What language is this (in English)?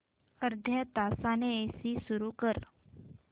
Marathi